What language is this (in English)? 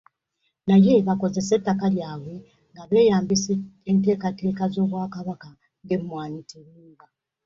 Ganda